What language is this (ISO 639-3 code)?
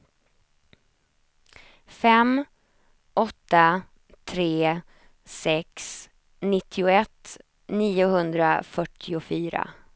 swe